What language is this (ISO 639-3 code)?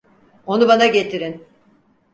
tur